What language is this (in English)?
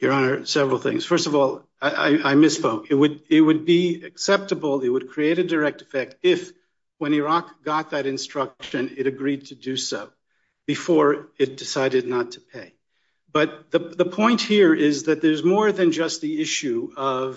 English